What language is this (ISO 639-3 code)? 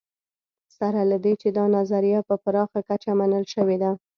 pus